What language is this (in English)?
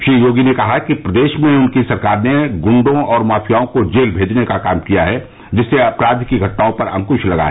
Hindi